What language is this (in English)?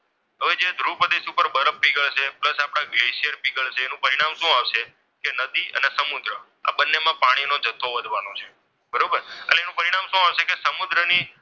Gujarati